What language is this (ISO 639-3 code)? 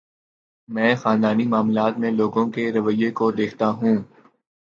urd